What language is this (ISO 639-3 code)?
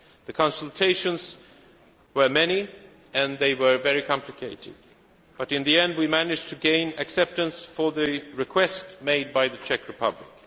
eng